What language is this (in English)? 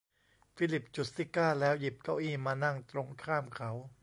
Thai